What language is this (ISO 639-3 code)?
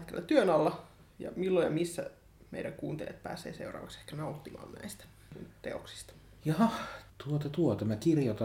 fin